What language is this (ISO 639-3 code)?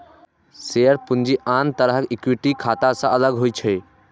mai